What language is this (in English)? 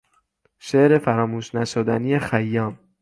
Persian